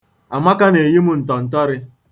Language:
Igbo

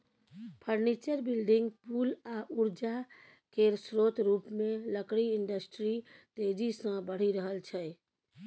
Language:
Maithili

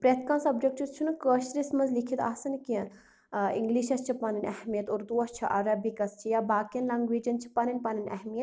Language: Kashmiri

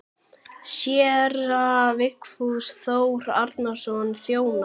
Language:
Icelandic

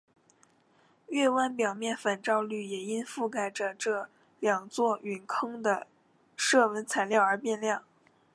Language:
Chinese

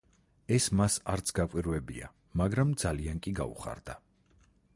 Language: Georgian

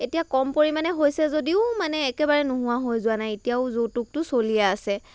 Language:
Assamese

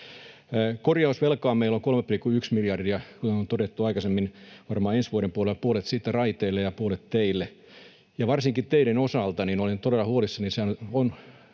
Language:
Finnish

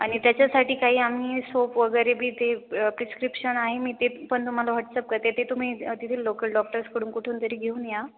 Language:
Marathi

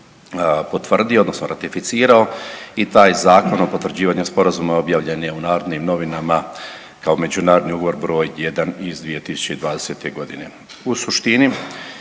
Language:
Croatian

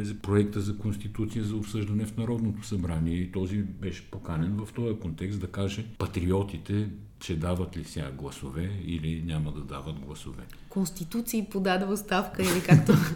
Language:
Bulgarian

